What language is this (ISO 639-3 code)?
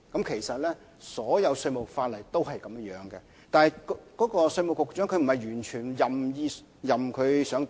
yue